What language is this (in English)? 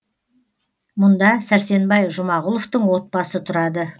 Kazakh